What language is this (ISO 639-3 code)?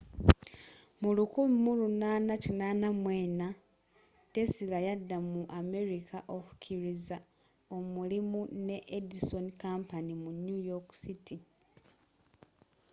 lug